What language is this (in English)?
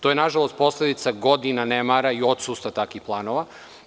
Serbian